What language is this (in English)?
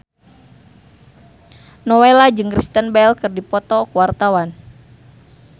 Sundanese